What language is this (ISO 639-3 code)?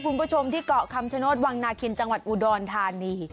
tha